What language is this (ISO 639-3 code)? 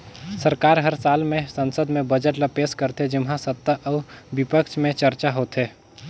hne